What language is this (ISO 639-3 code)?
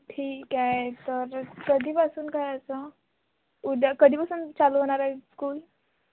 mar